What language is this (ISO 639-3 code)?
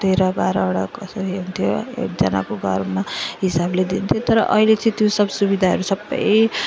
nep